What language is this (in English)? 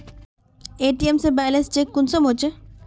Magahi